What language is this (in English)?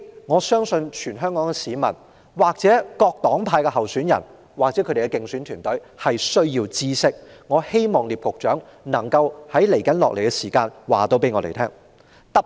Cantonese